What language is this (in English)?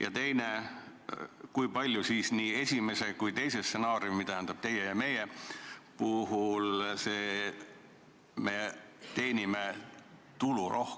Estonian